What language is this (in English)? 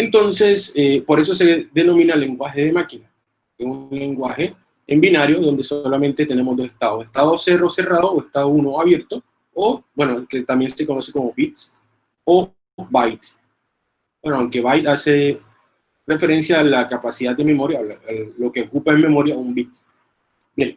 Spanish